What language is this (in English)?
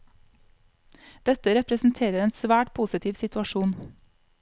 Norwegian